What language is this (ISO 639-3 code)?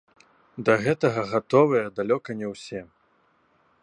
bel